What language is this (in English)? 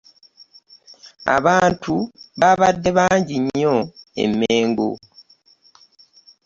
Ganda